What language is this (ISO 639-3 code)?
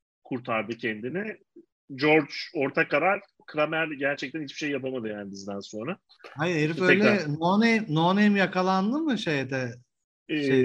tur